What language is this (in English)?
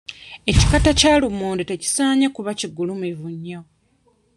Ganda